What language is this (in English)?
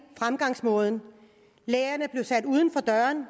Danish